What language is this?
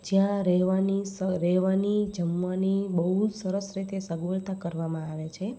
Gujarati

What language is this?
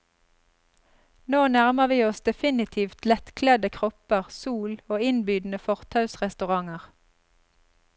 Norwegian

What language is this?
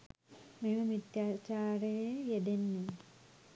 Sinhala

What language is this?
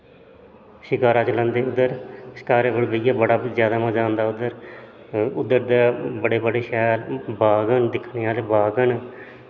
Dogri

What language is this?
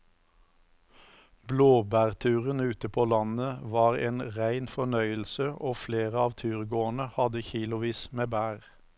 Norwegian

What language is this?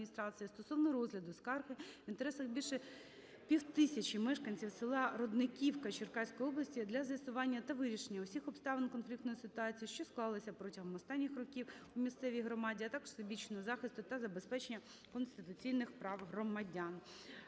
Ukrainian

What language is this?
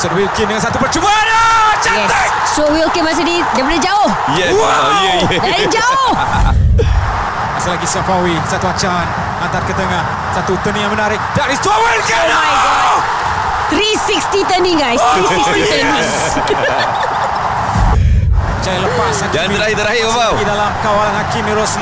Malay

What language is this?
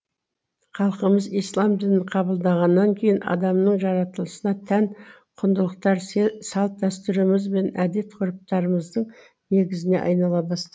Kazakh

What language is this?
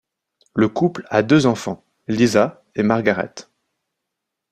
French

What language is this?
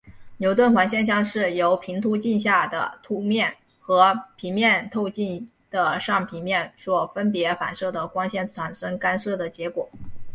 Chinese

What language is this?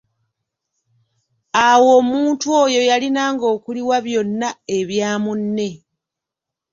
Ganda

